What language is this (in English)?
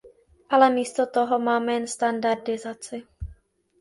Czech